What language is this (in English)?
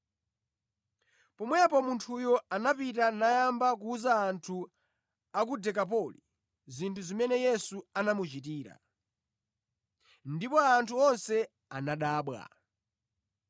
Nyanja